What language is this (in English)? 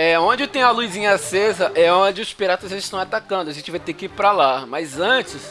Portuguese